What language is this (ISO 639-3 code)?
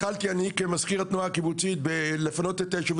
heb